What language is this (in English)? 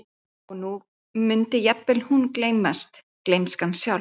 Icelandic